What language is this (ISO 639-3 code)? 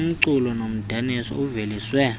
xho